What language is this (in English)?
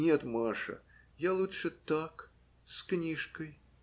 Russian